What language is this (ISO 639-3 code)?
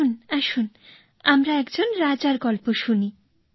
ben